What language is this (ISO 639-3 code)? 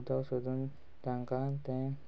kok